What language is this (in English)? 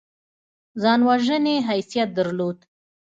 Pashto